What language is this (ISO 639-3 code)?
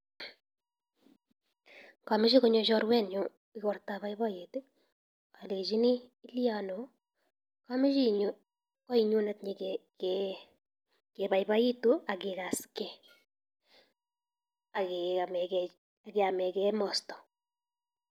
kln